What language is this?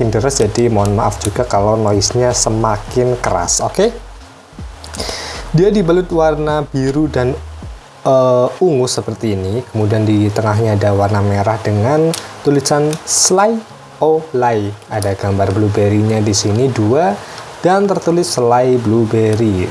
Indonesian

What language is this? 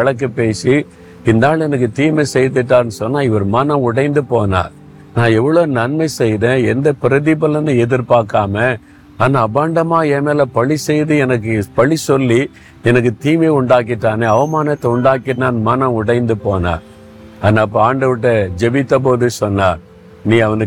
Tamil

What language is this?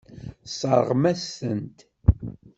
Kabyle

